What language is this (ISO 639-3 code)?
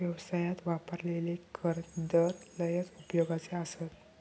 mar